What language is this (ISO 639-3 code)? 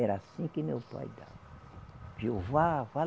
por